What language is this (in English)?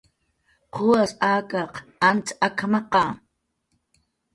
Jaqaru